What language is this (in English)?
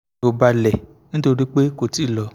Yoruba